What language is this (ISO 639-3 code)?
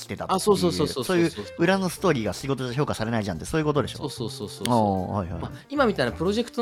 jpn